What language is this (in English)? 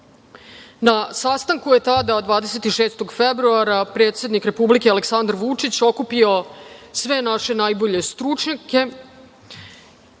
Serbian